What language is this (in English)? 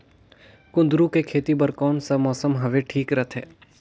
Chhattisgarhi